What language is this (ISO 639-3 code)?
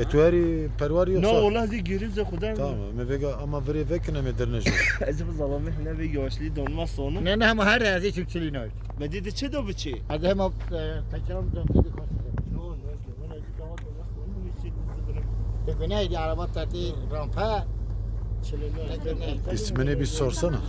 tur